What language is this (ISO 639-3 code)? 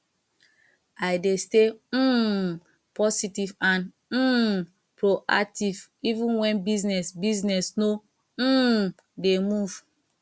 pcm